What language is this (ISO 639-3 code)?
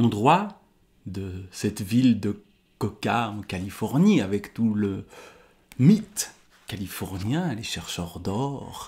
fra